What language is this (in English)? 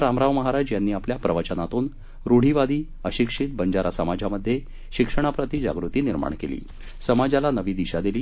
Marathi